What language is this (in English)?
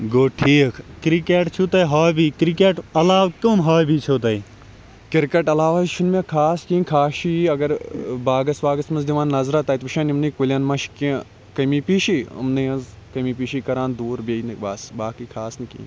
Kashmiri